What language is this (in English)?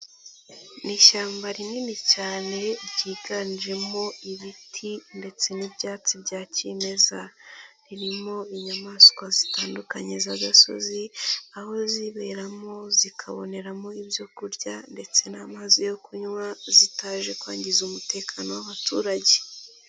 Kinyarwanda